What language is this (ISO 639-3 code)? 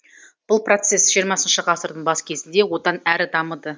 kaz